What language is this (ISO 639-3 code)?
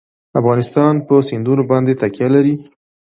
pus